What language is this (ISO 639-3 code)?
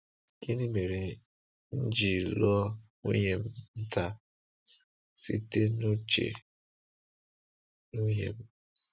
ibo